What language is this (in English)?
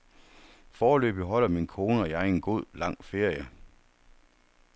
Danish